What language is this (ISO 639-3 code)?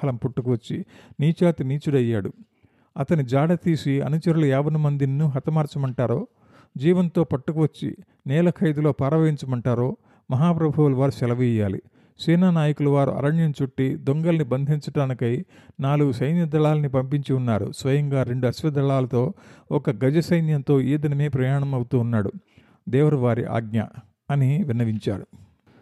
tel